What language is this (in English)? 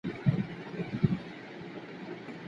Pashto